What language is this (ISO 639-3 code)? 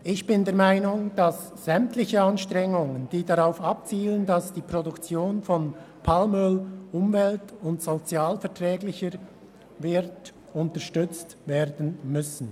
gsw